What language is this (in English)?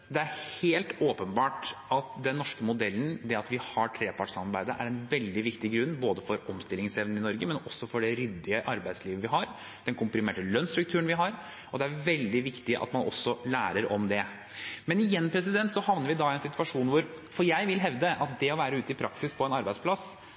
Norwegian Bokmål